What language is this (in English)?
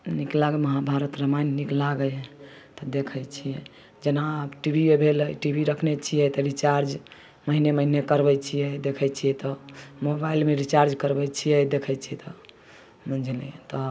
Maithili